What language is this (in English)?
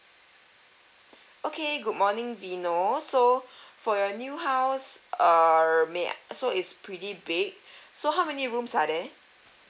English